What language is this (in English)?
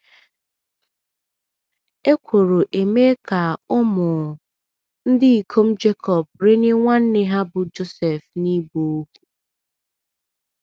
Igbo